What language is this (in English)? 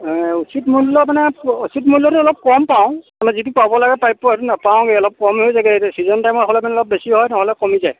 Assamese